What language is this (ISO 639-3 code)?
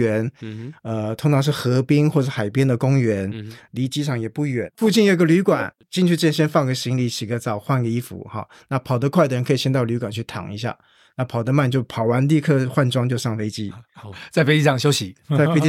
zho